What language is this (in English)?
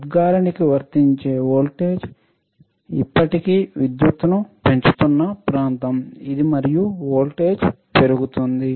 Telugu